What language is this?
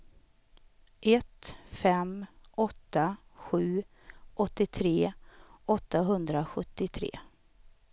Swedish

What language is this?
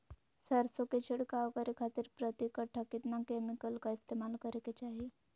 Magahi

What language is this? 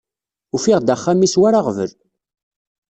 Kabyle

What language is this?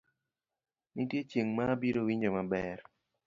Luo (Kenya and Tanzania)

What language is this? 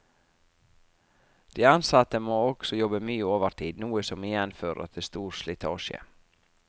Norwegian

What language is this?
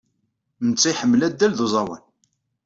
Kabyle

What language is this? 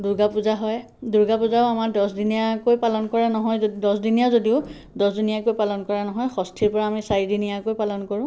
Assamese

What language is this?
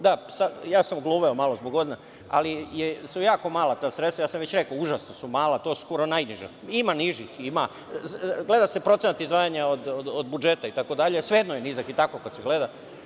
Serbian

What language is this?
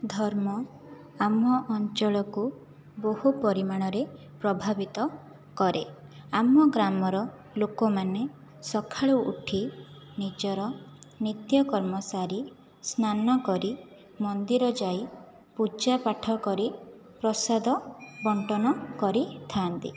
Odia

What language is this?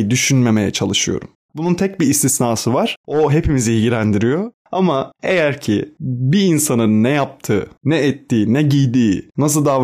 Turkish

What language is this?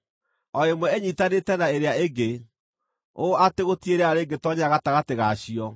Kikuyu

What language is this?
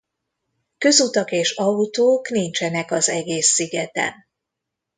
Hungarian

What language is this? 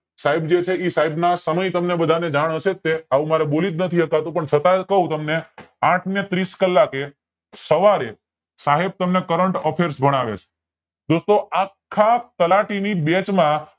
Gujarati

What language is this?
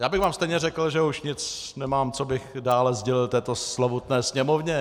Czech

